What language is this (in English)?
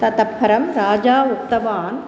Sanskrit